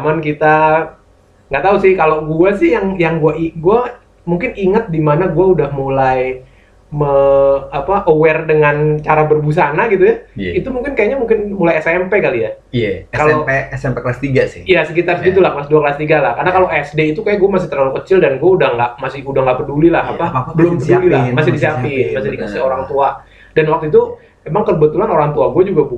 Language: Indonesian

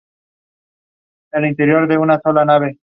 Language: Spanish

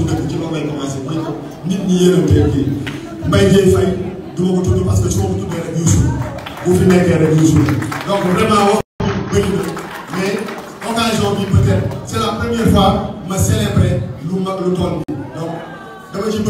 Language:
French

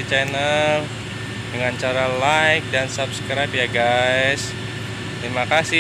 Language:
Indonesian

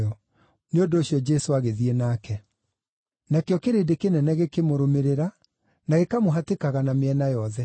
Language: Kikuyu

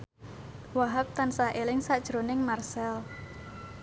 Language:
Javanese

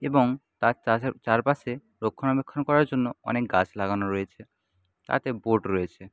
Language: Bangla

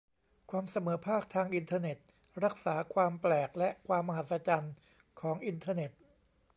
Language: Thai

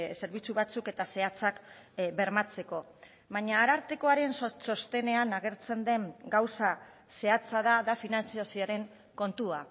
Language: Basque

